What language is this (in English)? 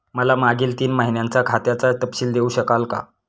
Marathi